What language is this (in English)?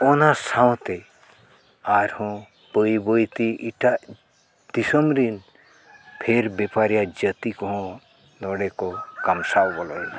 Santali